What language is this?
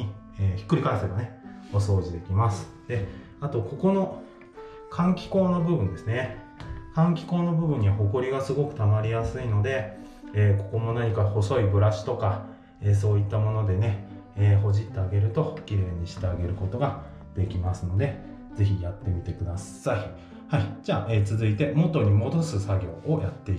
Japanese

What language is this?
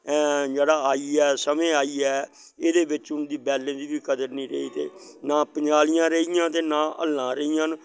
Dogri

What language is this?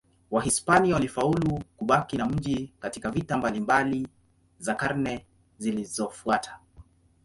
Swahili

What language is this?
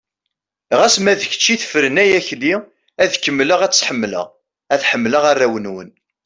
Kabyle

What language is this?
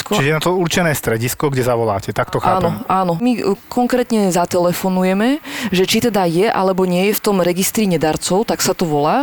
Slovak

